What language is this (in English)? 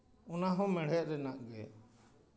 Santali